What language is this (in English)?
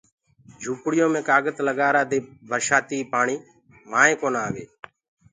Gurgula